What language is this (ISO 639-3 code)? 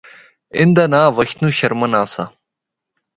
hno